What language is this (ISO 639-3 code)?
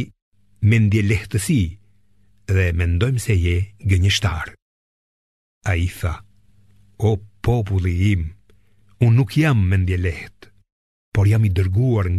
ell